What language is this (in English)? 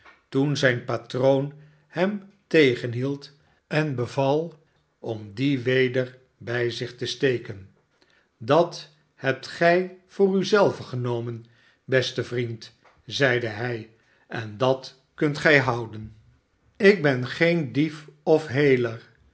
Dutch